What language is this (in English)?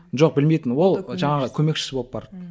Kazakh